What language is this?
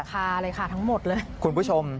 Thai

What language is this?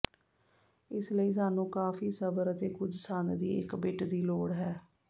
Punjabi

